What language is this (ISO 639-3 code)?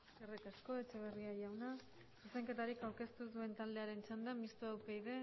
eus